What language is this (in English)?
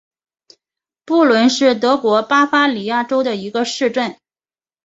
Chinese